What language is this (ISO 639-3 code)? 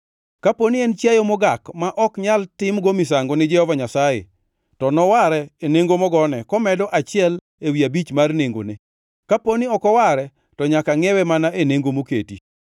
luo